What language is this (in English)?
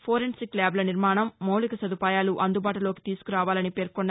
Telugu